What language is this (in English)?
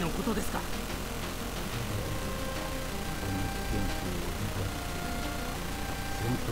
English